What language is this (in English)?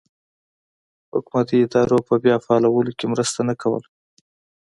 Pashto